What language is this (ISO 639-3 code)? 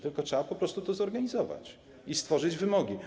pol